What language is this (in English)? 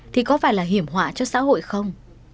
Vietnamese